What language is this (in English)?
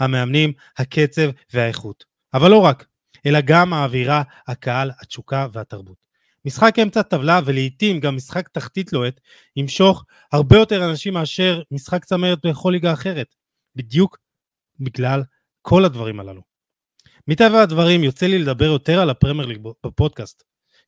Hebrew